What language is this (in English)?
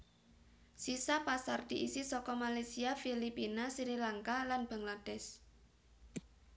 Javanese